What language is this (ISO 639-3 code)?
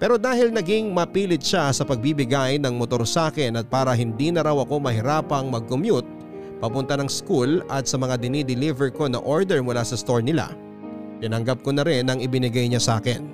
fil